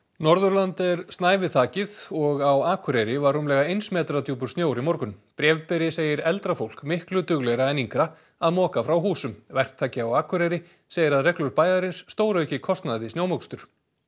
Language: Icelandic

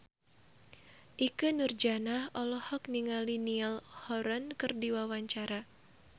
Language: Sundanese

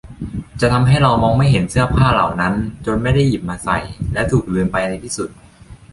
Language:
Thai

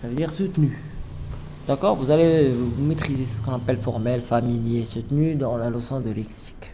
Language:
French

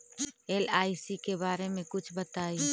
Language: Magahi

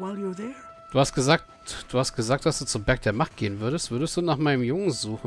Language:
German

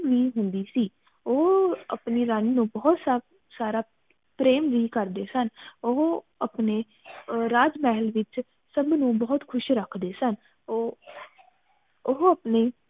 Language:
Punjabi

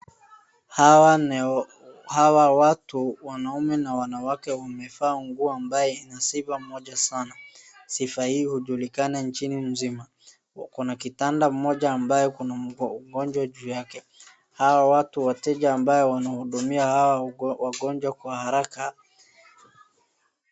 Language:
Swahili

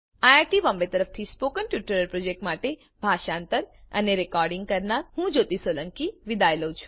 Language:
Gujarati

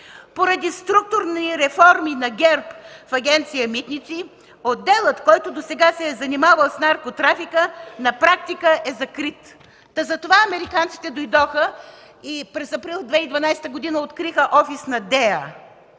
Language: Bulgarian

